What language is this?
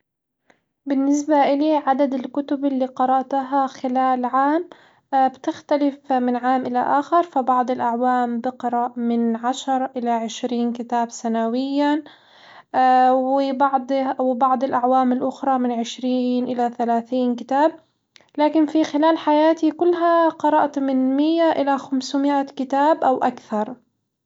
Hijazi Arabic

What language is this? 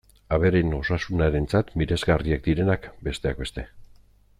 Basque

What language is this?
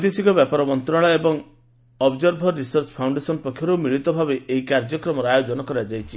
Odia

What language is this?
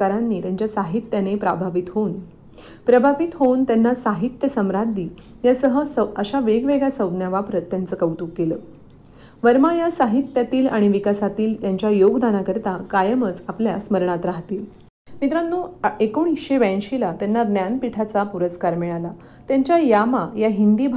Marathi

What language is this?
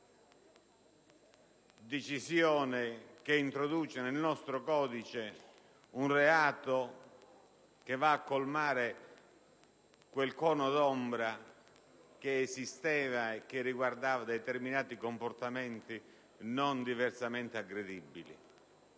Italian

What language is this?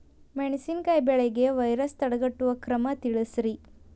Kannada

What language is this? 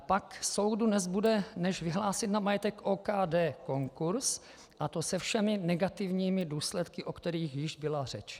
Czech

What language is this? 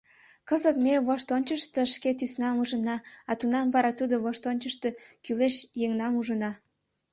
Mari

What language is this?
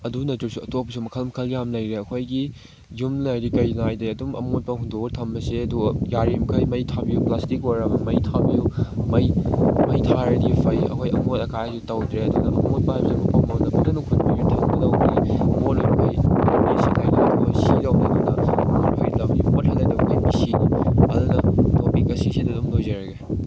Manipuri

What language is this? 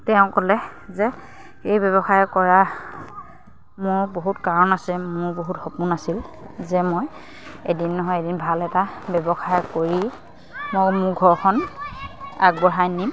Assamese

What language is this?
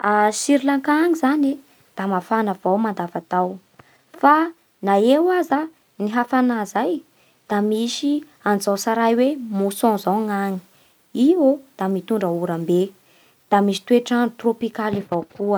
Bara Malagasy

